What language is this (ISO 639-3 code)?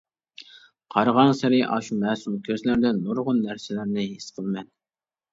uig